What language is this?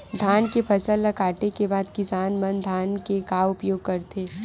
Chhattisgarhi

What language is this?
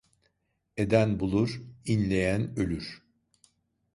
Turkish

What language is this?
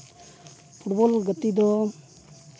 Santali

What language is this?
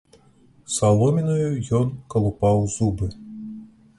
Belarusian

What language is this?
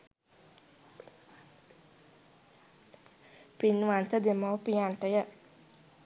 Sinhala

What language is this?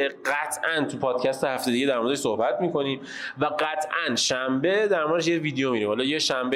Persian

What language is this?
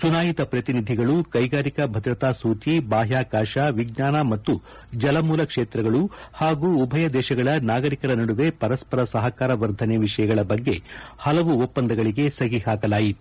Kannada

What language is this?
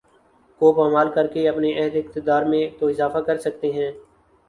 Urdu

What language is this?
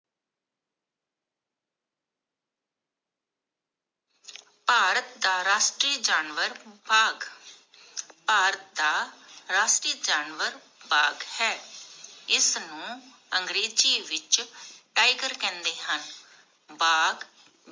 Punjabi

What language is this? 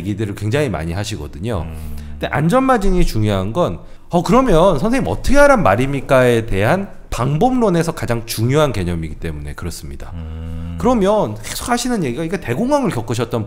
Korean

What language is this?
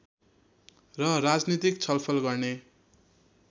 Nepali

